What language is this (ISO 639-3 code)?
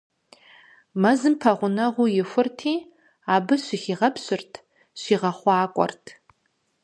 kbd